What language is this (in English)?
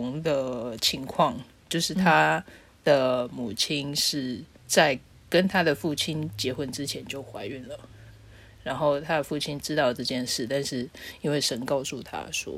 Chinese